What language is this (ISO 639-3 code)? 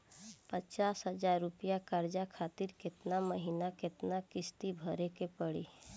bho